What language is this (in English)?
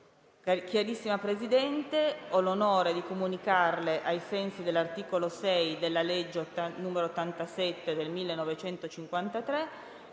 Italian